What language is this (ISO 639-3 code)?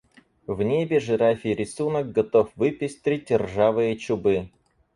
rus